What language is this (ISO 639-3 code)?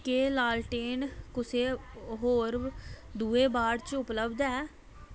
doi